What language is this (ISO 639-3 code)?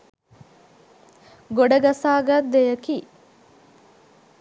sin